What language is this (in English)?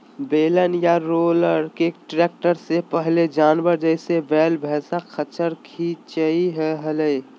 Magahi